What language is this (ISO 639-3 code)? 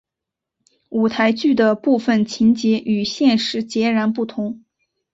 zho